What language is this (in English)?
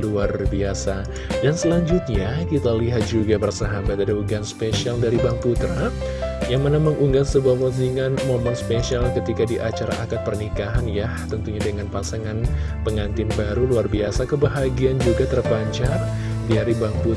Indonesian